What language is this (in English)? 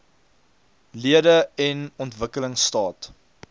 Afrikaans